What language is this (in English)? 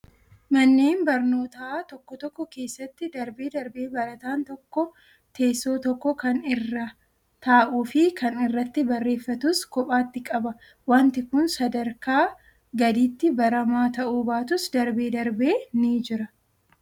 Oromo